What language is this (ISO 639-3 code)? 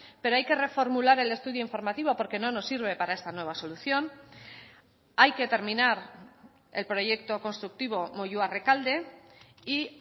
spa